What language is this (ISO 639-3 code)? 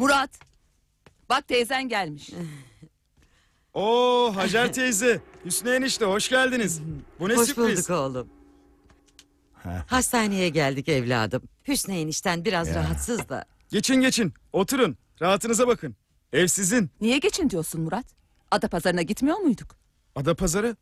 tur